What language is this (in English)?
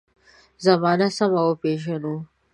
Pashto